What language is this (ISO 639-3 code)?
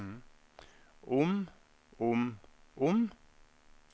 nor